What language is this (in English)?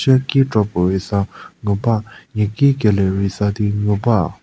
Angami Naga